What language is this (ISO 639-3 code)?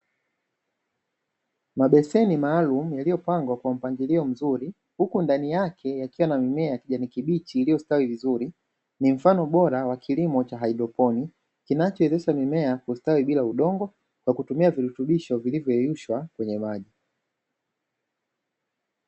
swa